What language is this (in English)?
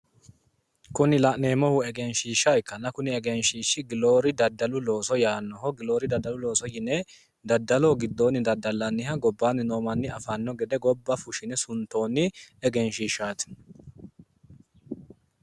Sidamo